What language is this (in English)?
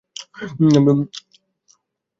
Bangla